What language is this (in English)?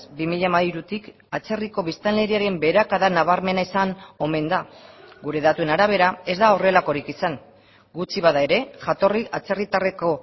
Basque